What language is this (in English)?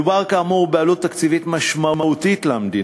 Hebrew